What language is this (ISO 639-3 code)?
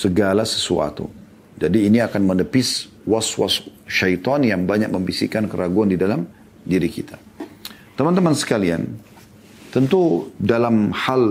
ind